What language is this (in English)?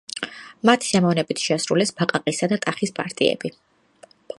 Georgian